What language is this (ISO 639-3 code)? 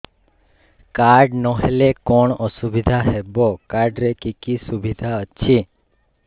ori